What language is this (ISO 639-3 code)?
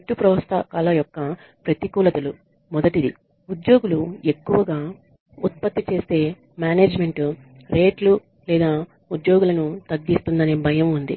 tel